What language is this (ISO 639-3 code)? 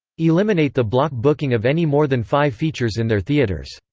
eng